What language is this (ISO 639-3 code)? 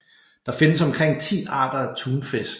dan